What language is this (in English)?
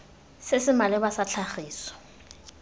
Tswana